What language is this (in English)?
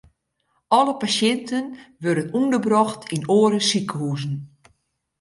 Western Frisian